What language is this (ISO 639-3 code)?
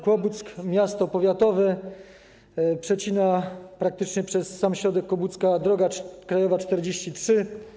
pol